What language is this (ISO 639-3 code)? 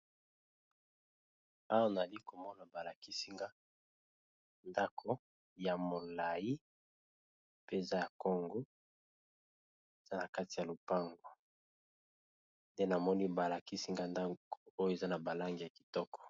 lin